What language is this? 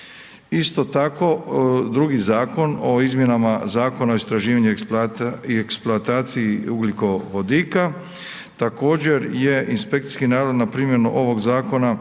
Croatian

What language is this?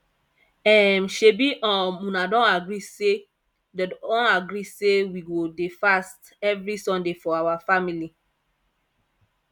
Nigerian Pidgin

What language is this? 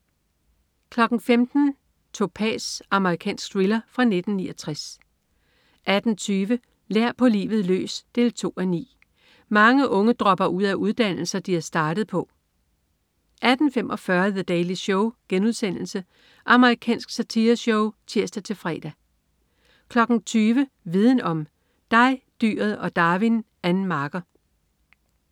Danish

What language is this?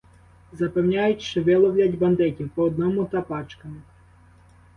Ukrainian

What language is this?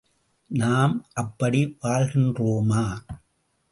Tamil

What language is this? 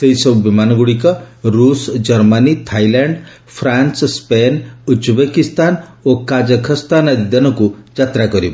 Odia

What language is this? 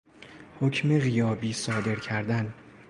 Persian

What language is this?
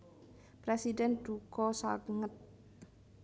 Javanese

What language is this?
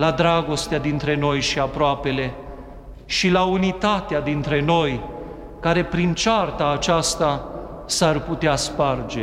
Romanian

